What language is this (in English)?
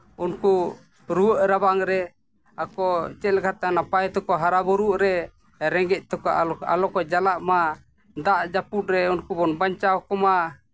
Santali